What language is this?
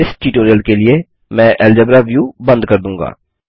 Hindi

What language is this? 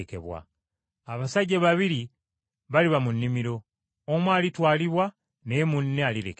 Ganda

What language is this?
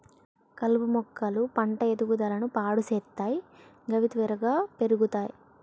Telugu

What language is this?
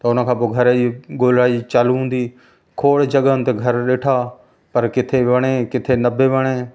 Sindhi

